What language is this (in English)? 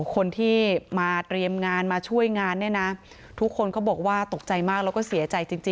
Thai